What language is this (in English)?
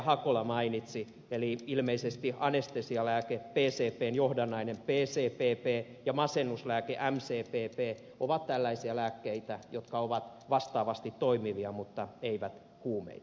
Finnish